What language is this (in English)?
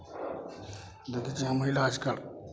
Maithili